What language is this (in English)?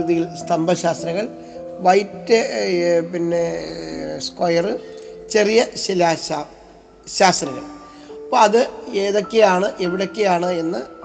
Malayalam